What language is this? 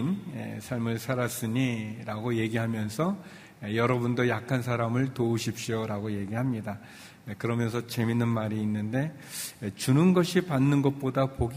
Korean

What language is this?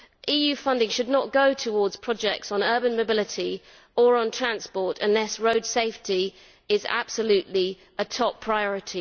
English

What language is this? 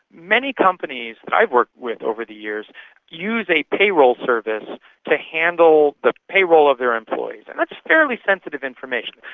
English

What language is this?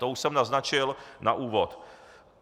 Czech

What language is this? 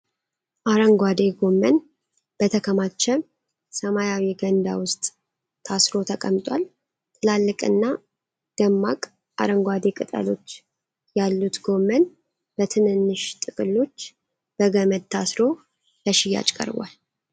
Amharic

